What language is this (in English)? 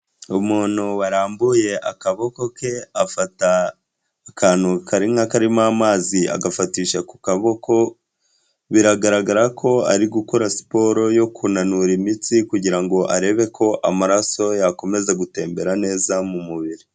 Kinyarwanda